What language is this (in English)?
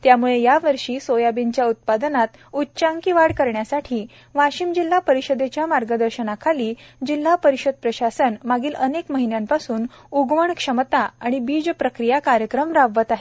Marathi